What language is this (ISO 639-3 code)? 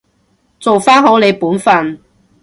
yue